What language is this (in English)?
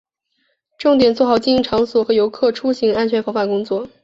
Chinese